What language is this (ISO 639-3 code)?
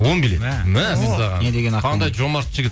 kaz